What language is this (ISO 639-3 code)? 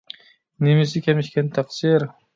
uig